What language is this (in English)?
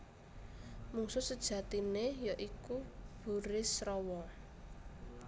Javanese